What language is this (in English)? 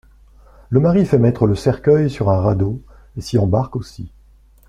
French